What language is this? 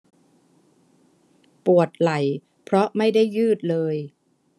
Thai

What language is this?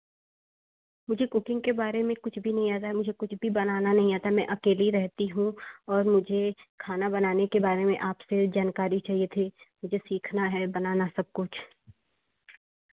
Hindi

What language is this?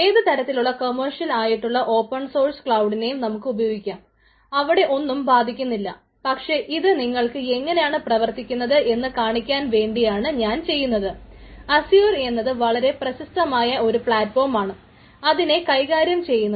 Malayalam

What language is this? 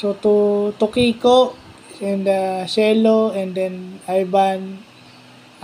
Filipino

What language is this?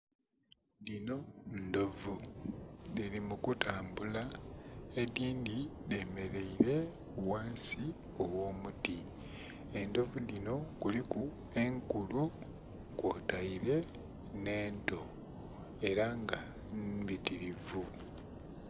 Soga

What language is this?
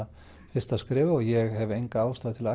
Icelandic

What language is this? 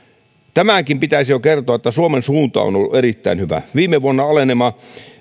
Finnish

